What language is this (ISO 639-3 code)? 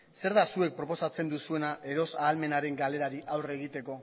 eus